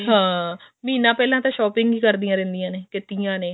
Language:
Punjabi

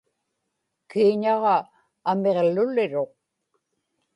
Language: Inupiaq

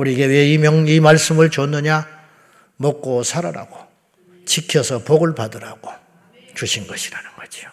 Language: Korean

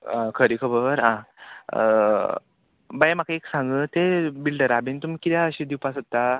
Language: Konkani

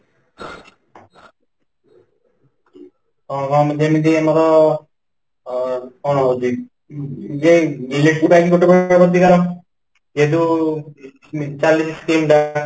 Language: Odia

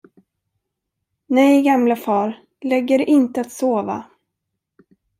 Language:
Swedish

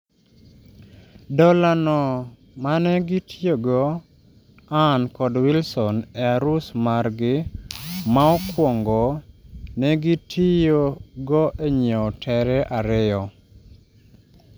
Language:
Luo (Kenya and Tanzania)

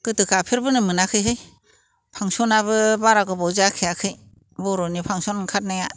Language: Bodo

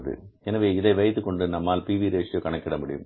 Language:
Tamil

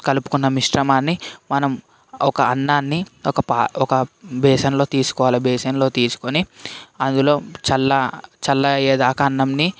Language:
Telugu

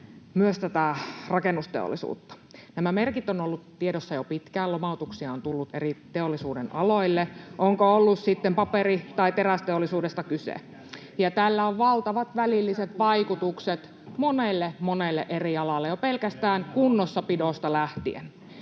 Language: Finnish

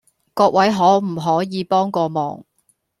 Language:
Cantonese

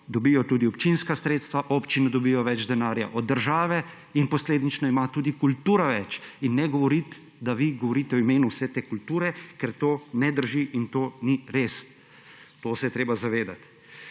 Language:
Slovenian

